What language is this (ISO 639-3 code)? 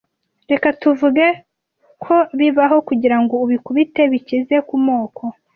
kin